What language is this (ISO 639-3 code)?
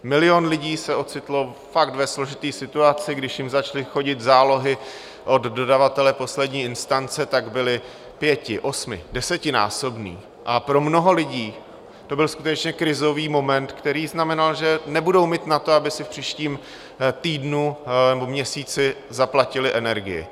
ces